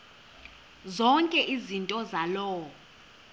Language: Xhosa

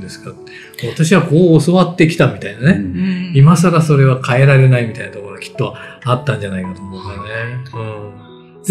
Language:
Japanese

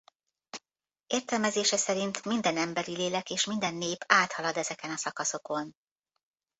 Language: Hungarian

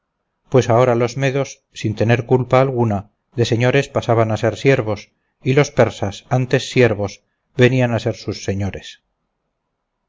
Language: Spanish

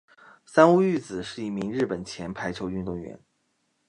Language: Chinese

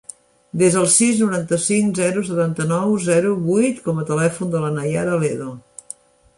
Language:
Catalan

